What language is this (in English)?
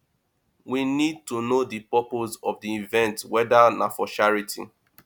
Nigerian Pidgin